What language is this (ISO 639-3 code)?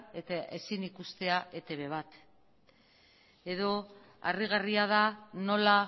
eus